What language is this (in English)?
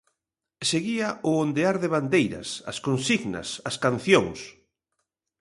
Galician